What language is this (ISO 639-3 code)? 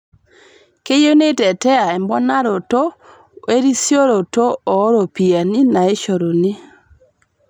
mas